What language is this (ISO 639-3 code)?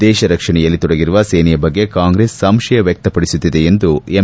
kan